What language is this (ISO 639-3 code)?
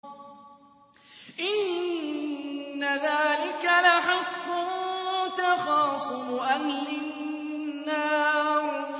ara